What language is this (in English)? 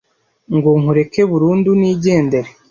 Kinyarwanda